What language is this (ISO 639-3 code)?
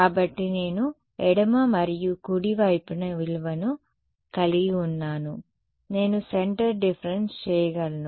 tel